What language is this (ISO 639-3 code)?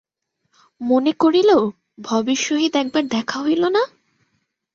ben